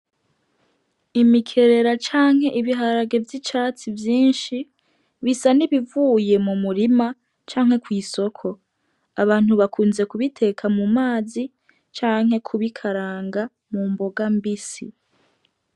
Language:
Rundi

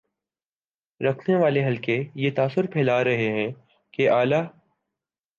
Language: Urdu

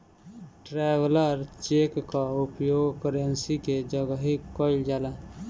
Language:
Bhojpuri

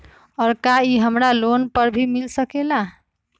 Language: Magahi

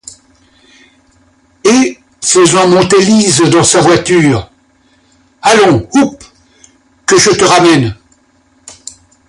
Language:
French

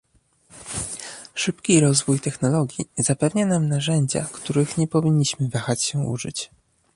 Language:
Polish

